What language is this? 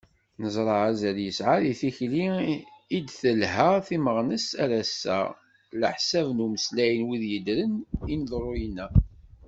Kabyle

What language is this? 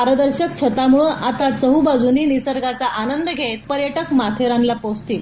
Marathi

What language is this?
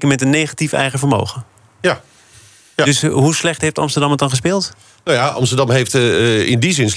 Dutch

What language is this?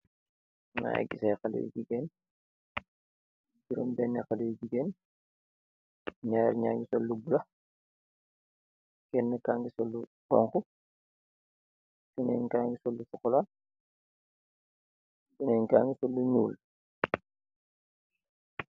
Wolof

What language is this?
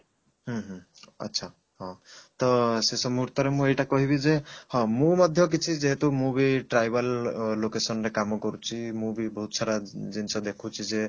Odia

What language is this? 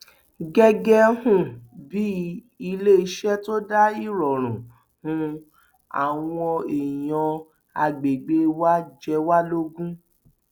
Yoruba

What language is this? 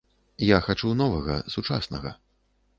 Belarusian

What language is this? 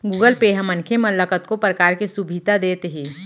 Chhattisgarhi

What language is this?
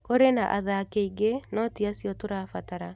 Kikuyu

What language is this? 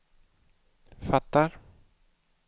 Swedish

